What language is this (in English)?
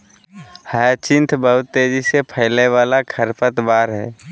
Magahi